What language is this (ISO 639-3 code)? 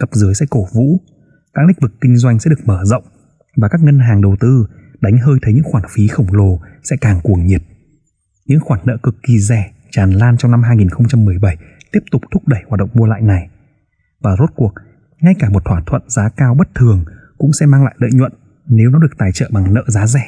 vie